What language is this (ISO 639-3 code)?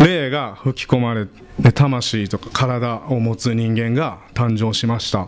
jpn